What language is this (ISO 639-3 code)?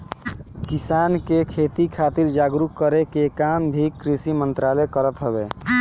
bho